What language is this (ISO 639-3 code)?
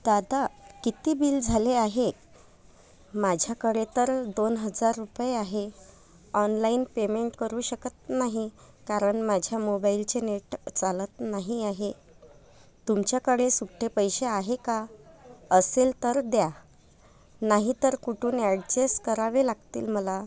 mar